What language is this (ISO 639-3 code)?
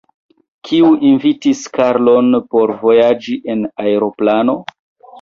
epo